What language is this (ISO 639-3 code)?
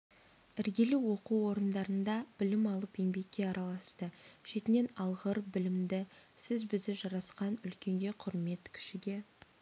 kaz